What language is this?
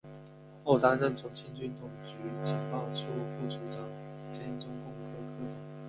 Chinese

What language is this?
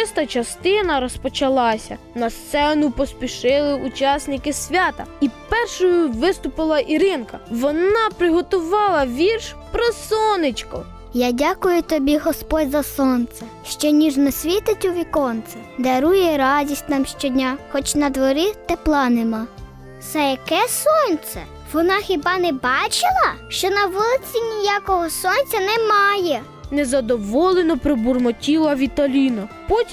Ukrainian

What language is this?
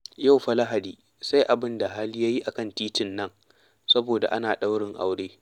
Hausa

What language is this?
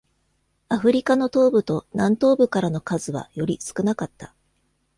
Japanese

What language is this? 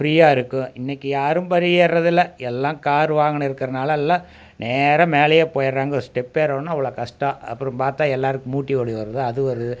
Tamil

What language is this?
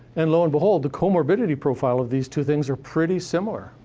English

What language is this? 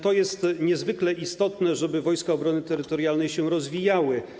Polish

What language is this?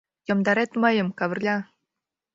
Mari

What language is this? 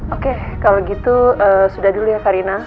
Indonesian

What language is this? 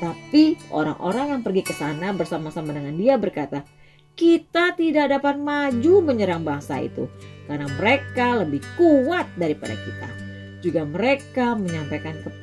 Indonesian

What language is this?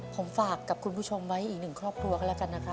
Thai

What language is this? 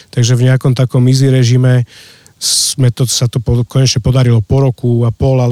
Slovak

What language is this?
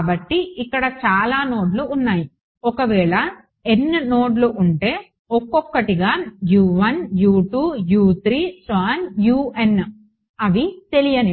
Telugu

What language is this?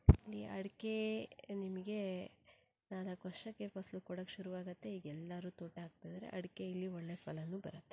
Kannada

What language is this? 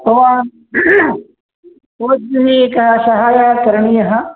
Sanskrit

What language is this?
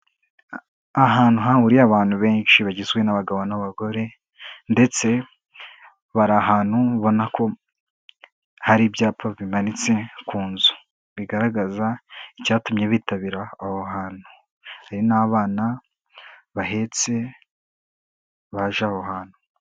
Kinyarwanda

